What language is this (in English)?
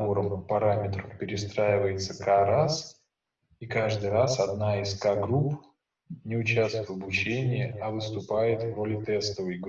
Russian